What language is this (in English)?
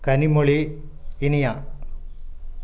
Tamil